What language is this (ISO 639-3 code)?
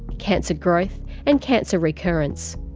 eng